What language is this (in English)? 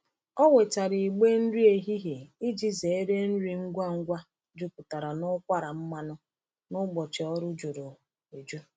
Igbo